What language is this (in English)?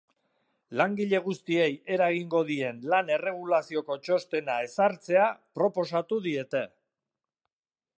Basque